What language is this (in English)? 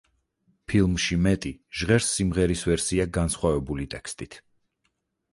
Georgian